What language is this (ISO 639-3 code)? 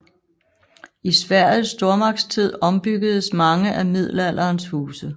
dan